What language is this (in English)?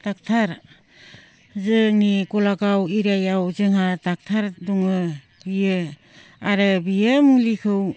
Bodo